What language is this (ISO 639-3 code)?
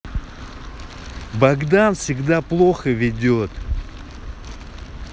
rus